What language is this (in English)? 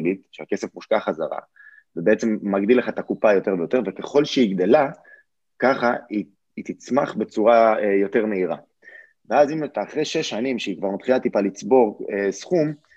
Hebrew